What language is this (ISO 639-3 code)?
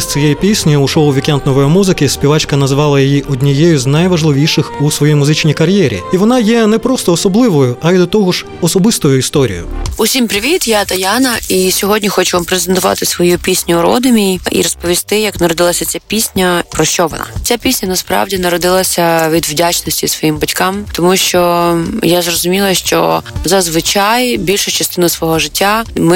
ukr